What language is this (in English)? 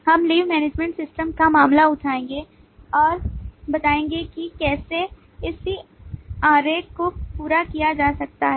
Hindi